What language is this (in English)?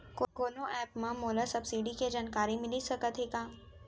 Chhattisgarhi